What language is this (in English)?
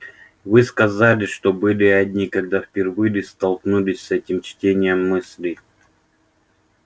Russian